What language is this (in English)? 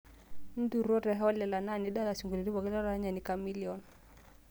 Masai